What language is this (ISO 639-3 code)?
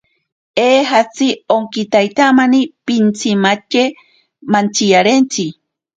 prq